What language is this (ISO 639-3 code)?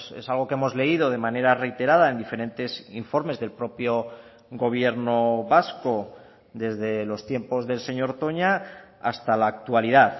spa